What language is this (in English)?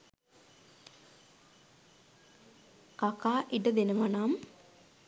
Sinhala